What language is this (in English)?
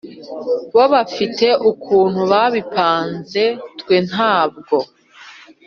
Kinyarwanda